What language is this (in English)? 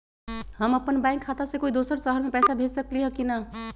Magahi